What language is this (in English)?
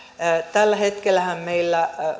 Finnish